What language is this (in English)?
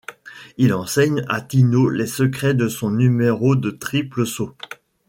French